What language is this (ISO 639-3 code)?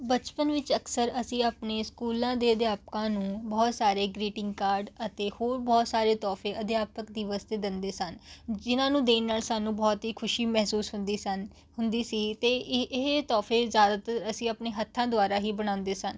pan